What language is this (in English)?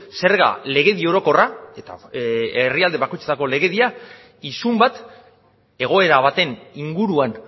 Basque